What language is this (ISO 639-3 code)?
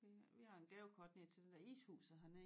dan